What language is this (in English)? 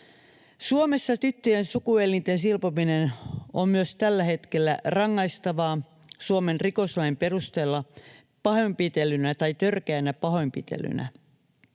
Finnish